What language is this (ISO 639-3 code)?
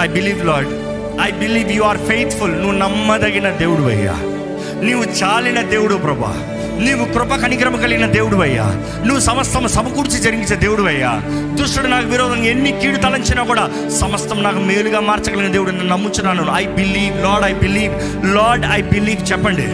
tel